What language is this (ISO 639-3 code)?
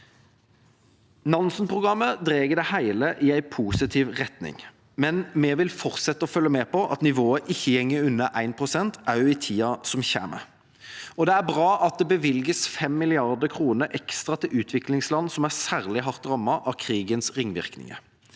nor